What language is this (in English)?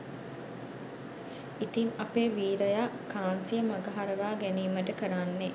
Sinhala